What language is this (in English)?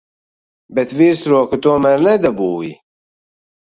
Latvian